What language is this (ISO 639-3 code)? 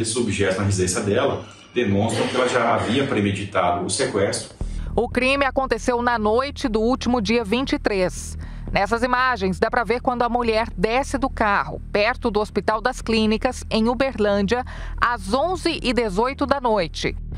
por